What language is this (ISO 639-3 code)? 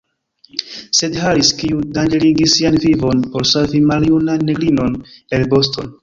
epo